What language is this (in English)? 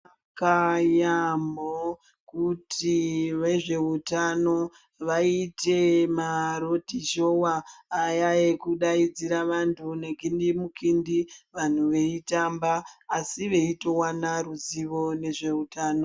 Ndau